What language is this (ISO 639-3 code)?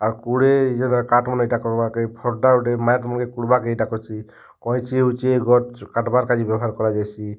ori